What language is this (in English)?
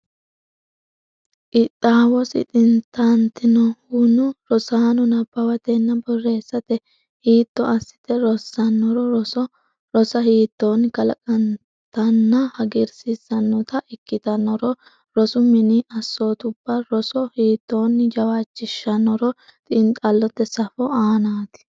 Sidamo